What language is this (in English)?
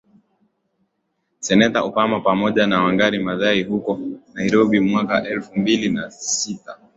Swahili